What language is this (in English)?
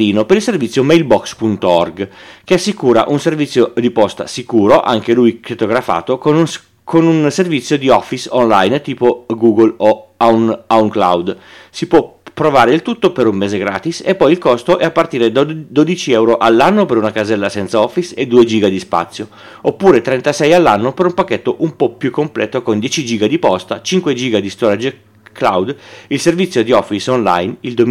Italian